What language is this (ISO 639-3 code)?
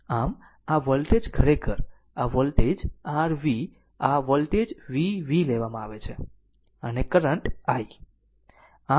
guj